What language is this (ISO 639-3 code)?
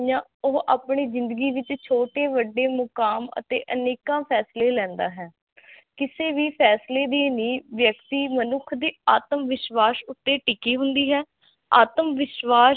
pan